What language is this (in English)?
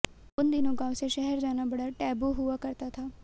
Hindi